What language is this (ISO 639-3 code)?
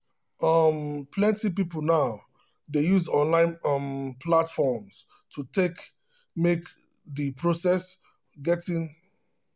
pcm